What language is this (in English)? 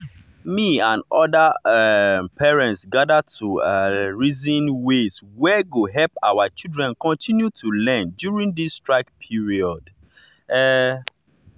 Nigerian Pidgin